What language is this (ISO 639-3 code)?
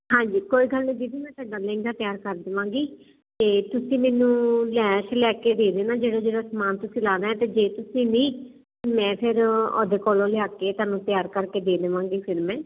pan